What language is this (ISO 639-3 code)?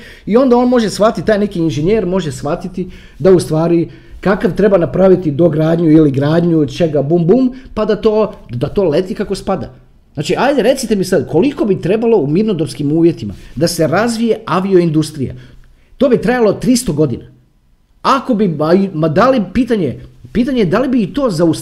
hrv